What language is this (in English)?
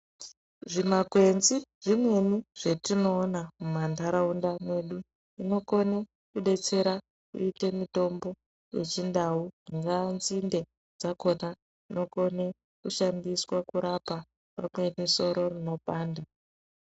Ndau